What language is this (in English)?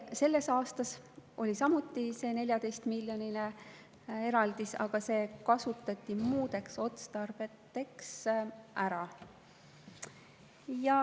Estonian